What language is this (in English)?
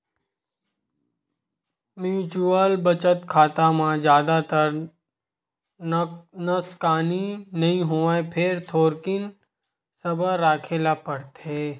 Chhattisgarhi